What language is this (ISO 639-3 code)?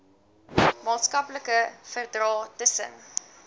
afr